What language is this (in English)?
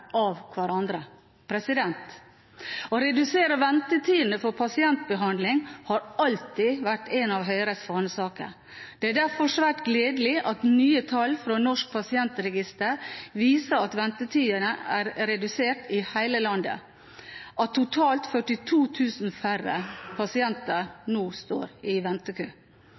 Norwegian Bokmål